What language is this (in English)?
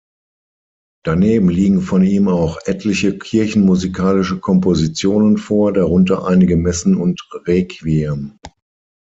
German